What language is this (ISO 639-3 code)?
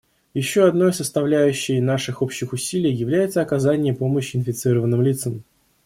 rus